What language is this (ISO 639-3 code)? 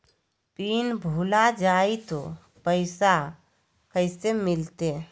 mag